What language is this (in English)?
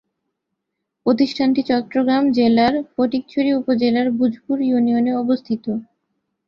Bangla